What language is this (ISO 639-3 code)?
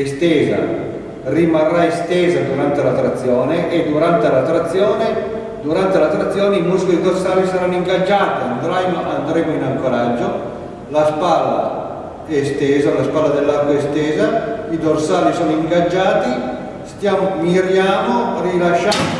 ita